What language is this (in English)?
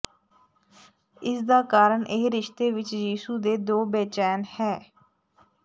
Punjabi